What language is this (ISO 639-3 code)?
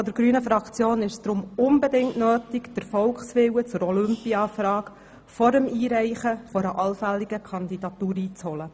gsw